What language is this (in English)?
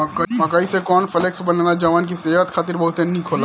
Bhojpuri